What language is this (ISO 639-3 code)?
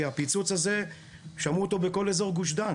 heb